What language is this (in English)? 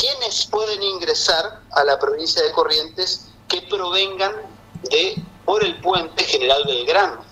Spanish